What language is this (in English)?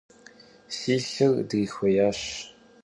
Kabardian